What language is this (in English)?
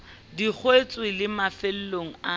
Southern Sotho